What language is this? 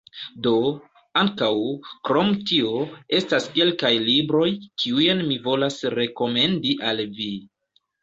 Esperanto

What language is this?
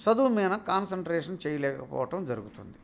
Telugu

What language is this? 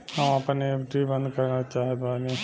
Bhojpuri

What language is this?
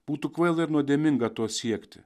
Lithuanian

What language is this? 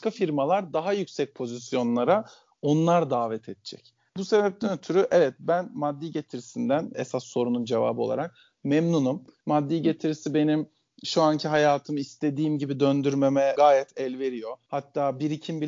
Turkish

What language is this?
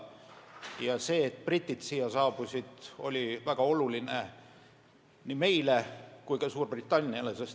Estonian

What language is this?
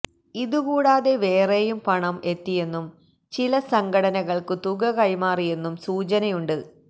Malayalam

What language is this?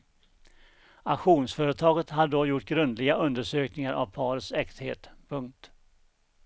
Swedish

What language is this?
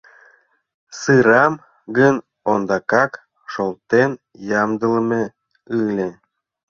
Mari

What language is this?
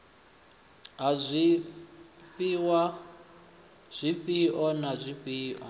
Venda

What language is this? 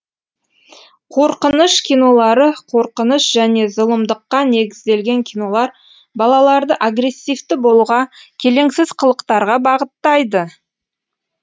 Kazakh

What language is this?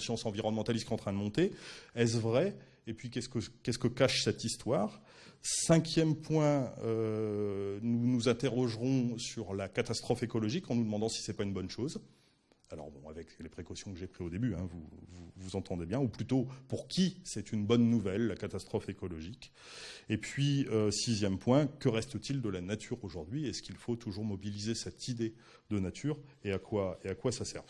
French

